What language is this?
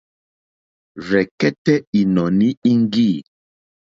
Mokpwe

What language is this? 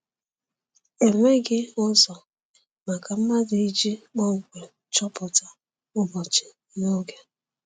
Igbo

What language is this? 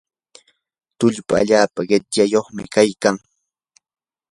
Yanahuanca Pasco Quechua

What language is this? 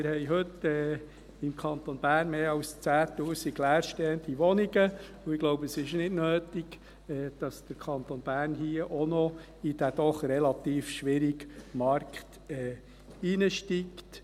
Swiss German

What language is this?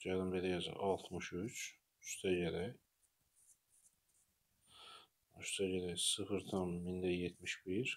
Turkish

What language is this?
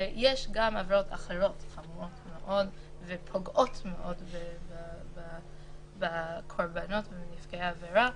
Hebrew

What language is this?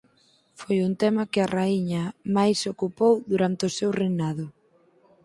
Galician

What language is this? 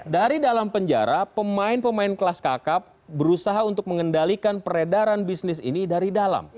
Indonesian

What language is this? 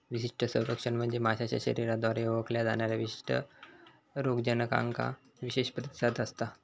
Marathi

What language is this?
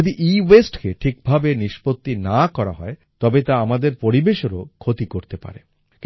Bangla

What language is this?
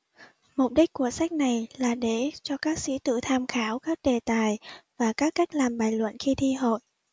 Vietnamese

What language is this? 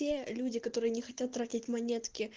Russian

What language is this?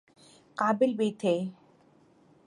Urdu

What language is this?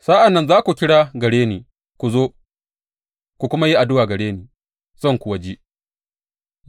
Hausa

